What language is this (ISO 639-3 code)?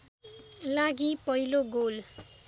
nep